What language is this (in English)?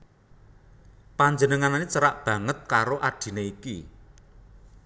Javanese